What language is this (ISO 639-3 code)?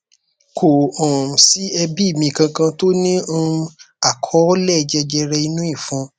yor